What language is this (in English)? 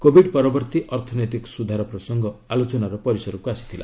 Odia